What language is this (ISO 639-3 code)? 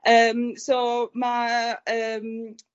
cym